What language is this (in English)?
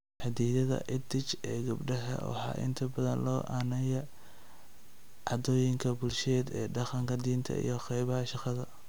Somali